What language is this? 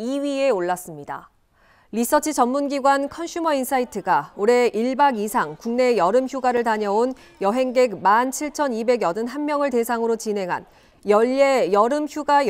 Korean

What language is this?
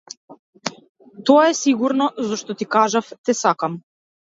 Macedonian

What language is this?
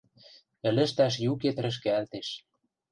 Western Mari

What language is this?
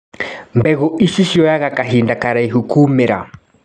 Kikuyu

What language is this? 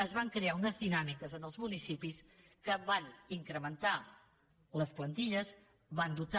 Catalan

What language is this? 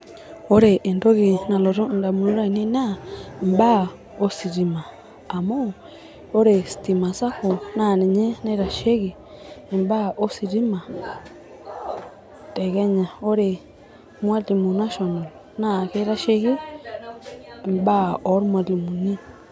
Masai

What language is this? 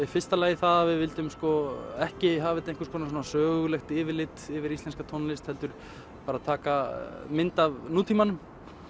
Icelandic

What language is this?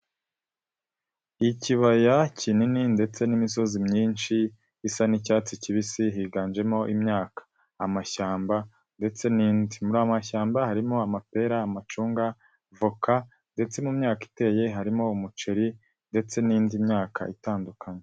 Kinyarwanda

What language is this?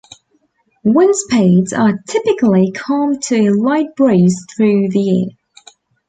English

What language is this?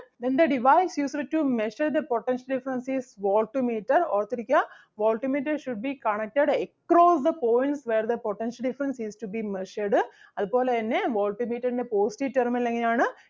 Malayalam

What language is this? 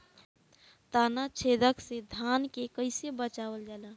Bhojpuri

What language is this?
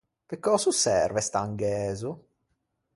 Ligurian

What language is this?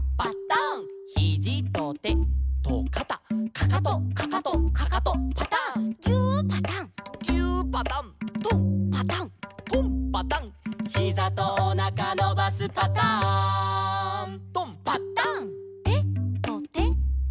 Japanese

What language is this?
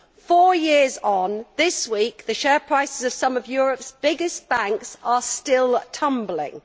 English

